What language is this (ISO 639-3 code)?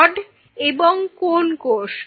ben